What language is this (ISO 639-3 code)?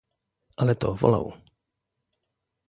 pol